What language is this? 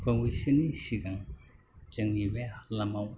Bodo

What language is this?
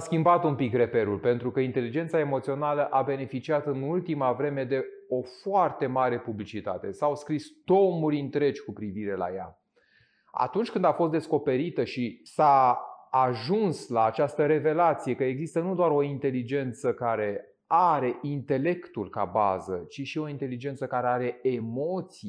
Romanian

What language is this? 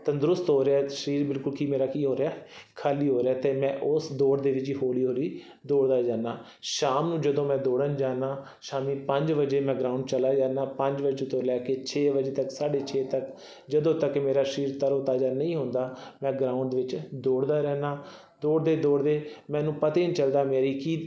Punjabi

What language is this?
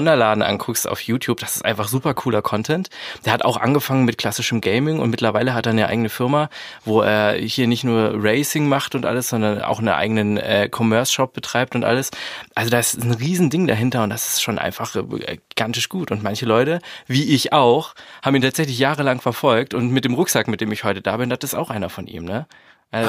German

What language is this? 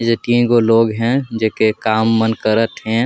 Sadri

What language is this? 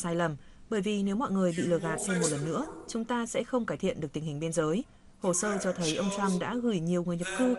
Vietnamese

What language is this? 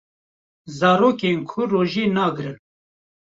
Kurdish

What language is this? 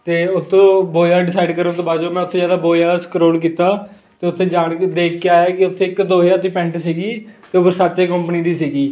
Punjabi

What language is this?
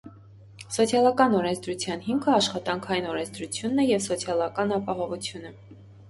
Armenian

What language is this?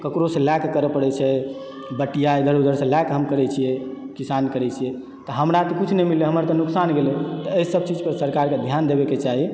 Maithili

